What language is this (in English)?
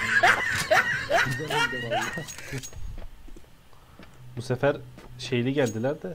Turkish